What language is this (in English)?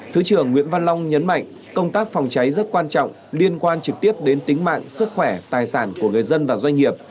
Vietnamese